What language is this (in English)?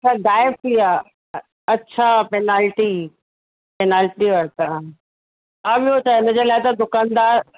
Sindhi